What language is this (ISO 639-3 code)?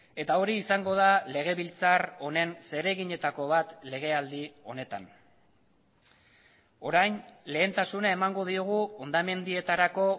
eus